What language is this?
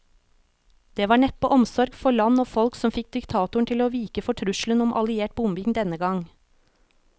Norwegian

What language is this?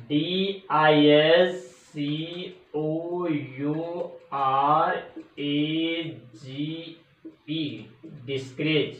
Hindi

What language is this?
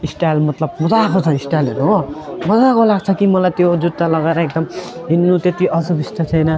Nepali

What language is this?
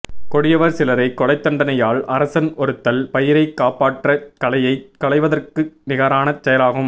Tamil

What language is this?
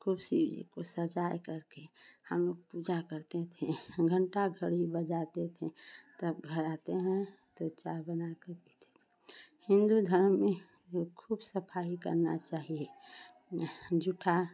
Hindi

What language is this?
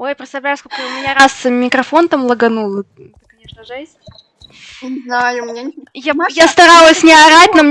Russian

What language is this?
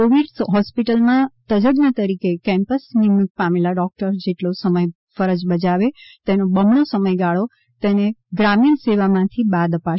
Gujarati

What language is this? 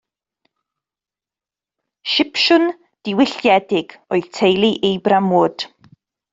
Welsh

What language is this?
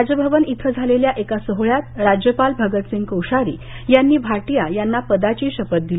Marathi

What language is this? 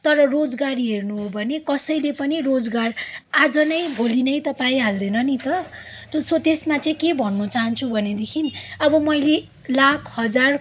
Nepali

